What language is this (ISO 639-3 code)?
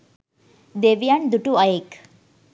sin